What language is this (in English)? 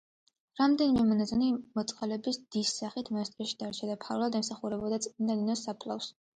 Georgian